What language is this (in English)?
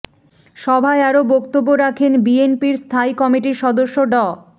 Bangla